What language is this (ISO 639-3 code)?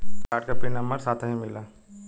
bho